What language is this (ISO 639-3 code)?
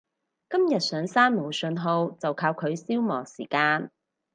yue